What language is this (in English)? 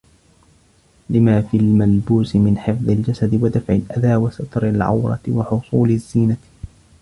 Arabic